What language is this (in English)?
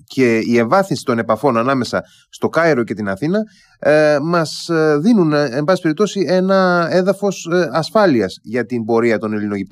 Greek